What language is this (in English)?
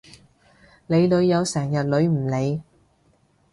Cantonese